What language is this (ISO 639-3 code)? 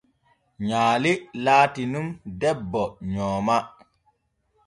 fue